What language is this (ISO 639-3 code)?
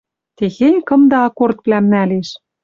mrj